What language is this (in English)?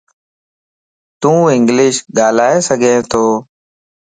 Lasi